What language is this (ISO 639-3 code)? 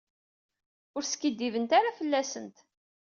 kab